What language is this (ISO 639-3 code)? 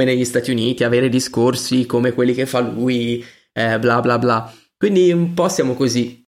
ita